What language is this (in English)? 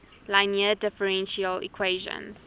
English